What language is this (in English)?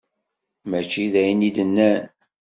Kabyle